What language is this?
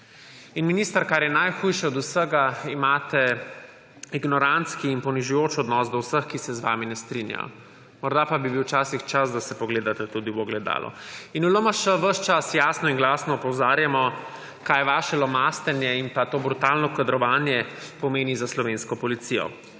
Slovenian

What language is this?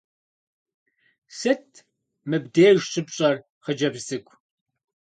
Kabardian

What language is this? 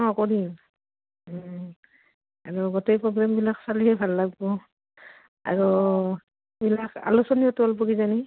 Assamese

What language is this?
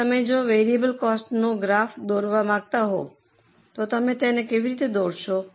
Gujarati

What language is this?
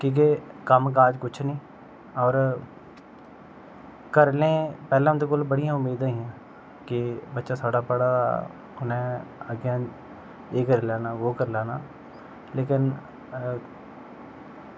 Dogri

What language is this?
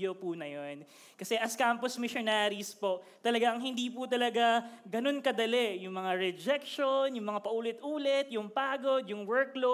Filipino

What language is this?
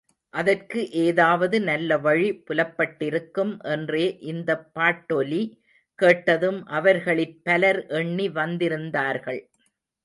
Tamil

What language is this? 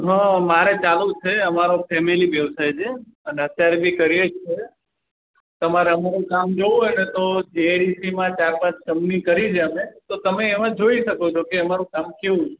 Gujarati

